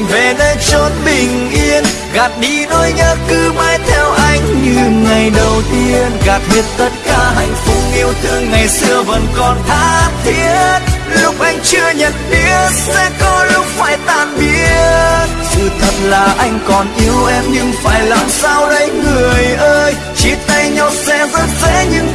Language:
Vietnamese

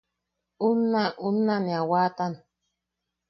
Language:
Yaqui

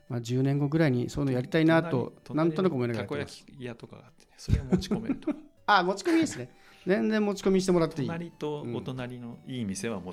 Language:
Japanese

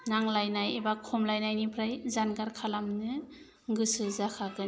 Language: Bodo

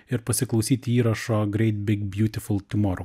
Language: Lithuanian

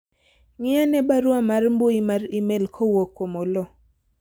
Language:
Luo (Kenya and Tanzania)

